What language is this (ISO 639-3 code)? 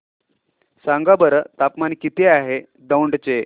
mar